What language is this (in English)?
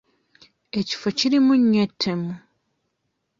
Ganda